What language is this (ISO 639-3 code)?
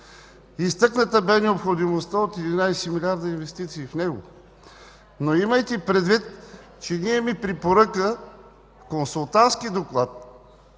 bul